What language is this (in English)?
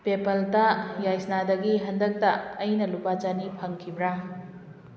Manipuri